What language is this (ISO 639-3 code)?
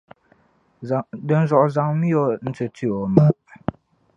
dag